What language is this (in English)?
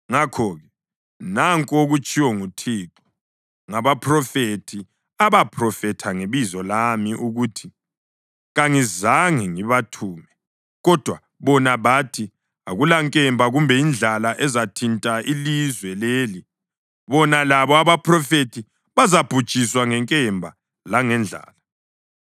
North Ndebele